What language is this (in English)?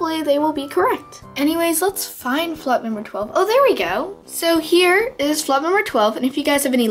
English